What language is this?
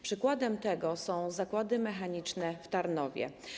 Polish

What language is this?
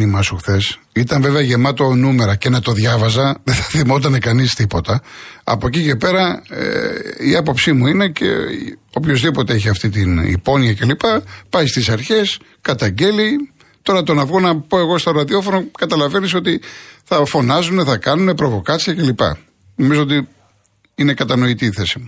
Greek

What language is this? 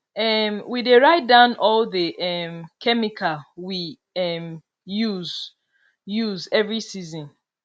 Nigerian Pidgin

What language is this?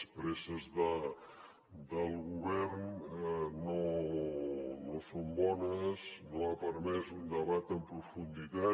Catalan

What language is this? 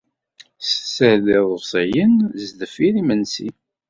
Kabyle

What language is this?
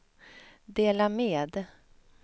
Swedish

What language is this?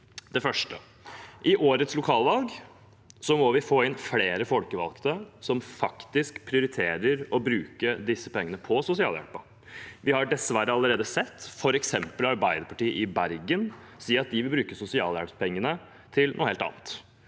Norwegian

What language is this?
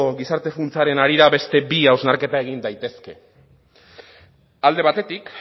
Basque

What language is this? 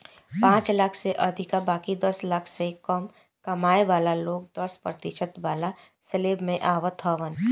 Bhojpuri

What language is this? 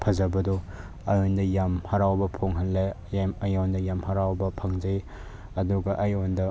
Manipuri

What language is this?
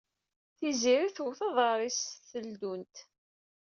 Kabyle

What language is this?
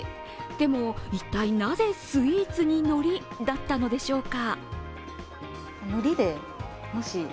Japanese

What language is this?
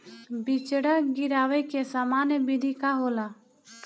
Bhojpuri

